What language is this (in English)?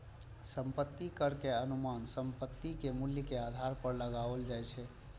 Maithili